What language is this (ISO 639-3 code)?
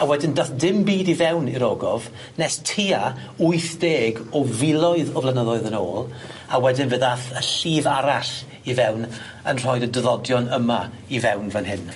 cym